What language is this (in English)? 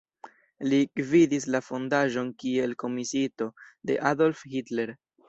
Esperanto